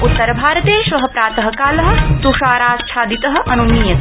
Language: Sanskrit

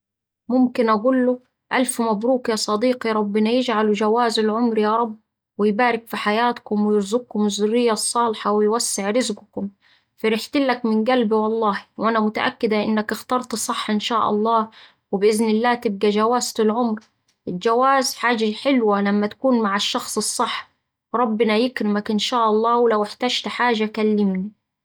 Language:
Saidi Arabic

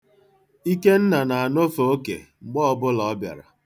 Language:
Igbo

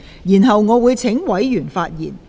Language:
Cantonese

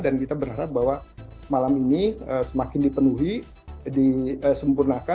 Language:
Indonesian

